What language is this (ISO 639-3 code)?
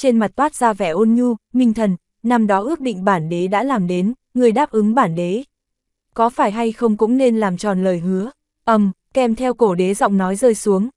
vie